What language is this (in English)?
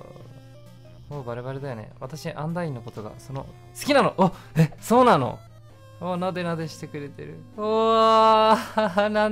Japanese